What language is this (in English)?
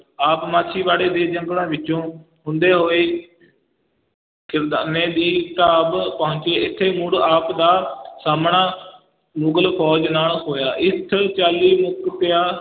Punjabi